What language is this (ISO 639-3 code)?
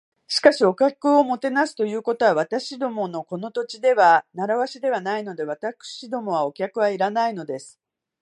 jpn